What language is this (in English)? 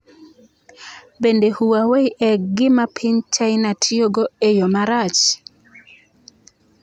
Luo (Kenya and Tanzania)